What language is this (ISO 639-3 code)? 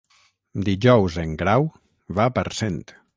cat